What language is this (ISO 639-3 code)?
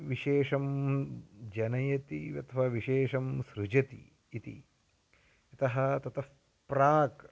san